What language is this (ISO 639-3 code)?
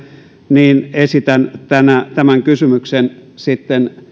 fin